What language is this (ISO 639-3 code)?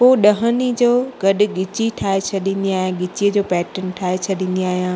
snd